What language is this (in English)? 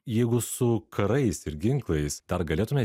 Lithuanian